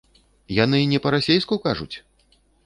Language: Belarusian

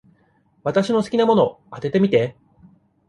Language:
Japanese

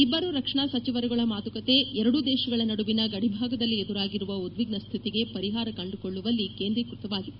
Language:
Kannada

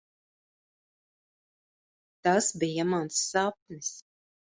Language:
Latvian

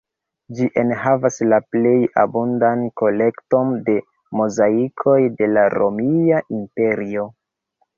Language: Esperanto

